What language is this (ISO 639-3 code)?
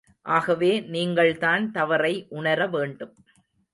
tam